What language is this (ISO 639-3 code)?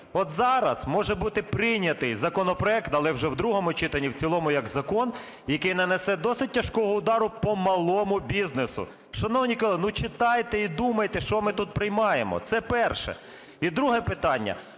ukr